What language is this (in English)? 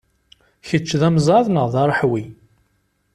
Kabyle